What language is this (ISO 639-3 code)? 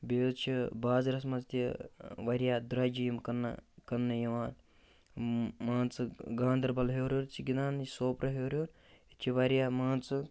kas